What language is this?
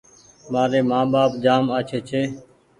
Goaria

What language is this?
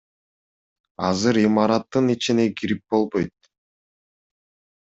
Kyrgyz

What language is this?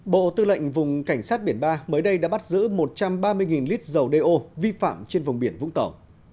Vietnamese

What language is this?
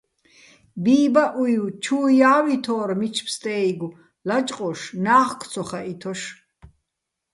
Bats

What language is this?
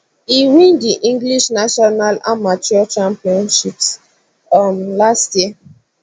Nigerian Pidgin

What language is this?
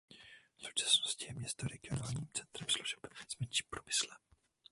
Czech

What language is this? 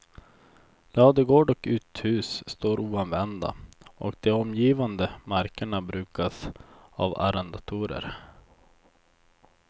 Swedish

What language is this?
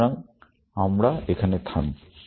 Bangla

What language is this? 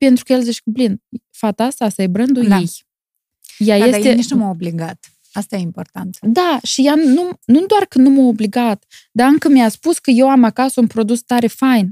Romanian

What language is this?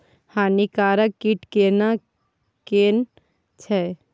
Maithili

